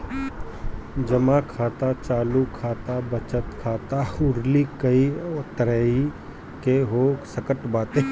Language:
Bhojpuri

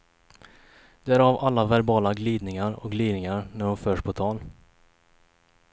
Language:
Swedish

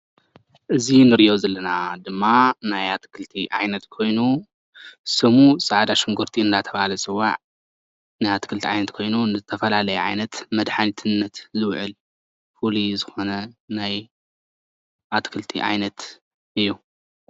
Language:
Tigrinya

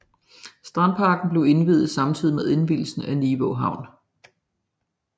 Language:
Danish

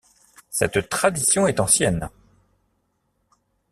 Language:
French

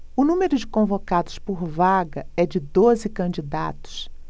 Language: Portuguese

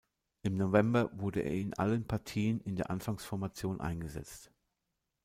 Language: German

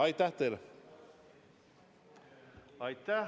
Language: Estonian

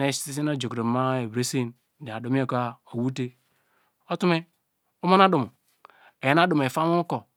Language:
Degema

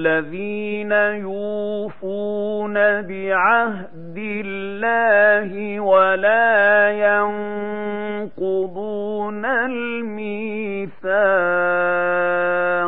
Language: Arabic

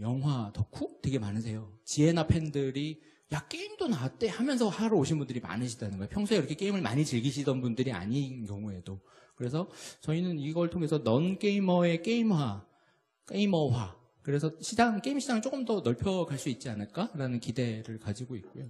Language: Korean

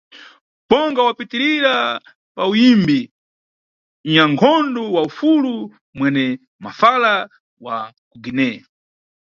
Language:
Nyungwe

